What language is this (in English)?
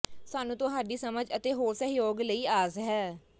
Punjabi